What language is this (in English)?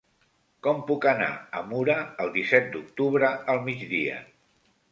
Catalan